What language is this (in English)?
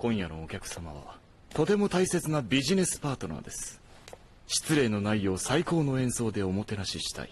Japanese